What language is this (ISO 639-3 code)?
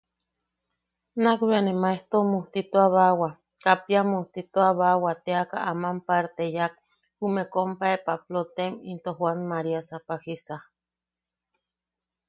yaq